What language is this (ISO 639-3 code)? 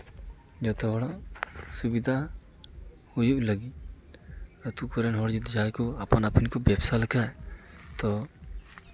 sat